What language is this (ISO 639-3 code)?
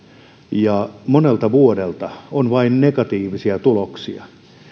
fin